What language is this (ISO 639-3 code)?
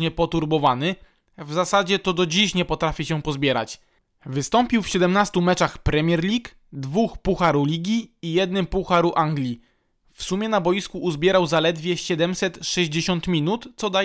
pol